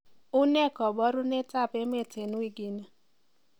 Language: Kalenjin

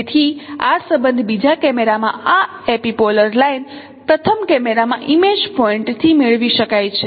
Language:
Gujarati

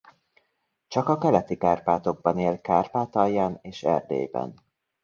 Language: Hungarian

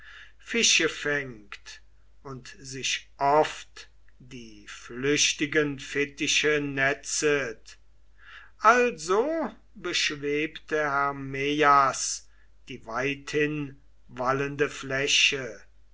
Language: German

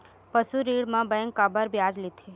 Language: Chhattisgarhi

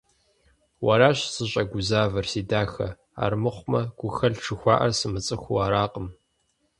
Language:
Kabardian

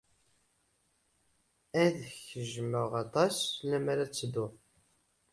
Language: Kabyle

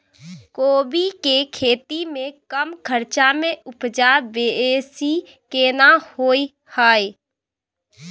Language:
Maithili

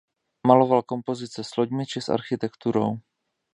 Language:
Czech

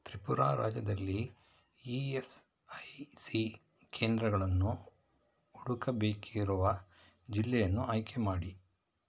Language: Kannada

